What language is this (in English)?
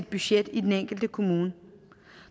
Danish